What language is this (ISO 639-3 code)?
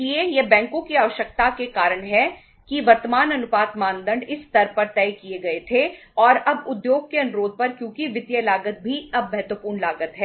hin